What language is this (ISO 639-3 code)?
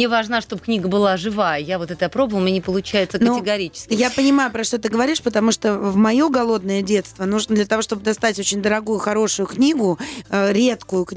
rus